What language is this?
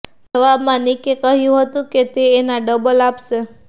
Gujarati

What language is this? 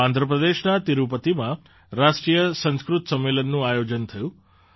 Gujarati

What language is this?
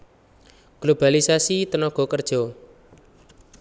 Javanese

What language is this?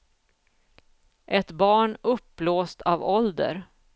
Swedish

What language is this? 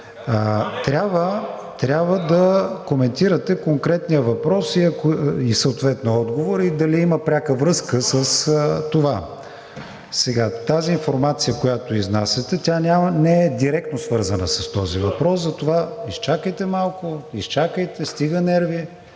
Bulgarian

